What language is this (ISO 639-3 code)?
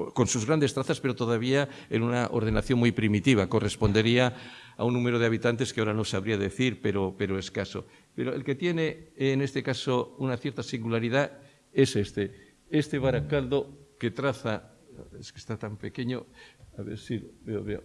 spa